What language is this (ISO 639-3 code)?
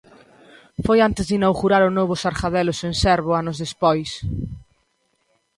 glg